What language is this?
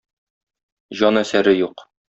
Tatar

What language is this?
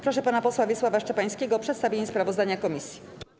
Polish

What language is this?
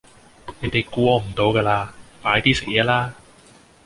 Cantonese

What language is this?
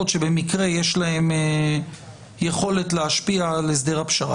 Hebrew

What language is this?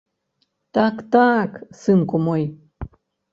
Belarusian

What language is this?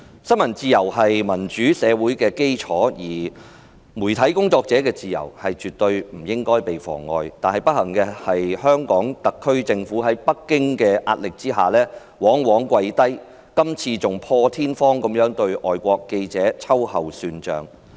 Cantonese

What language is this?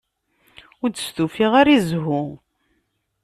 Kabyle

